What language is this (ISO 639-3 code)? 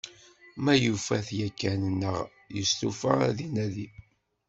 kab